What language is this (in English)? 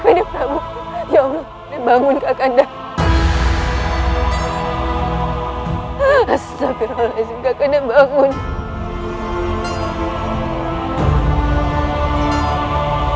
Indonesian